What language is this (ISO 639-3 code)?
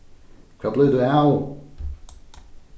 fao